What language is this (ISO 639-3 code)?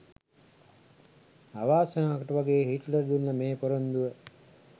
sin